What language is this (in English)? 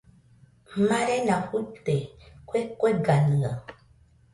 Nüpode Huitoto